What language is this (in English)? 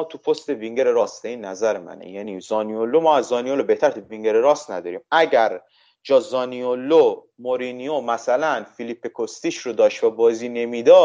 Persian